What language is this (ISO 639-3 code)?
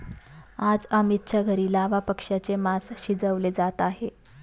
mar